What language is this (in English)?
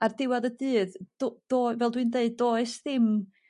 Welsh